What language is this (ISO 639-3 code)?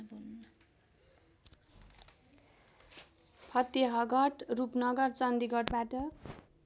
nep